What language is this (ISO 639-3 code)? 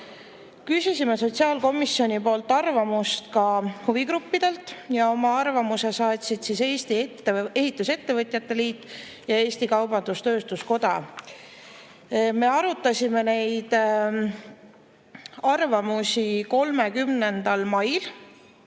est